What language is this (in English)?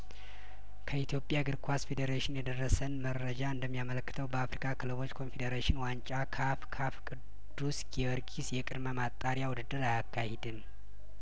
Amharic